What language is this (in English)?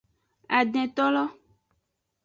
Aja (Benin)